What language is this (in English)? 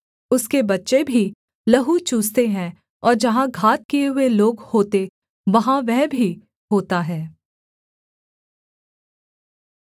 Hindi